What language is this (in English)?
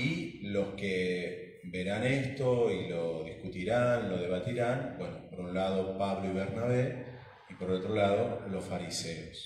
Spanish